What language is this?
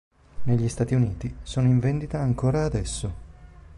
Italian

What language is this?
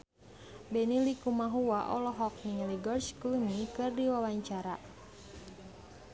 Sundanese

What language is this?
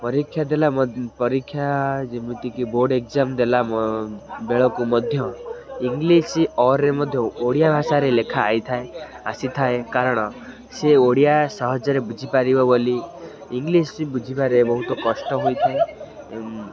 Odia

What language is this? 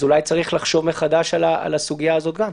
Hebrew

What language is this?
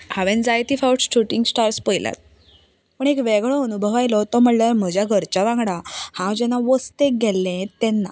Konkani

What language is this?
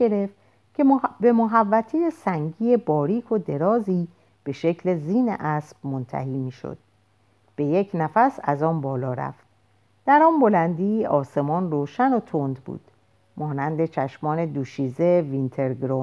Persian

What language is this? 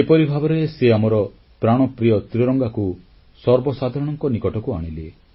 Odia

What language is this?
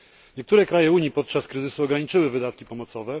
Polish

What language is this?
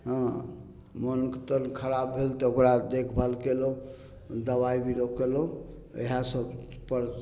Maithili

